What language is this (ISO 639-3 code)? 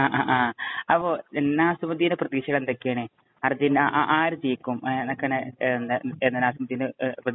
mal